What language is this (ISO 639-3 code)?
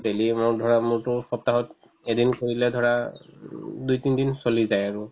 asm